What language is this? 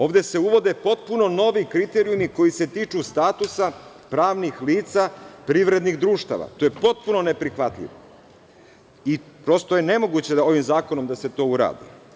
Serbian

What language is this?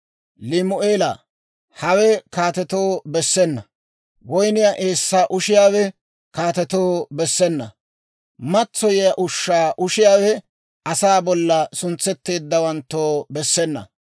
Dawro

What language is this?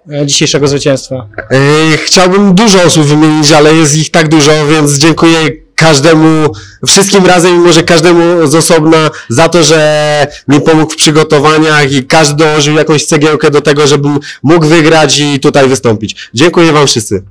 Polish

